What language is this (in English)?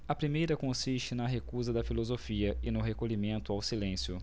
Portuguese